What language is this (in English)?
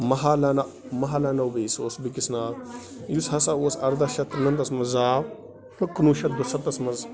Kashmiri